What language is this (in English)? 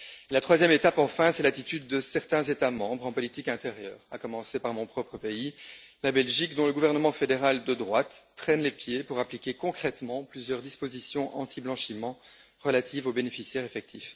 French